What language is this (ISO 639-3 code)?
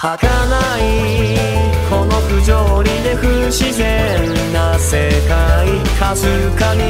kor